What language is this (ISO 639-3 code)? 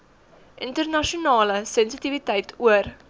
afr